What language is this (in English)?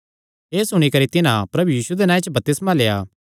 Kangri